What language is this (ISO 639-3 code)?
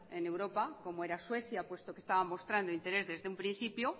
spa